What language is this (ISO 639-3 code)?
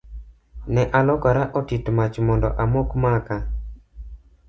luo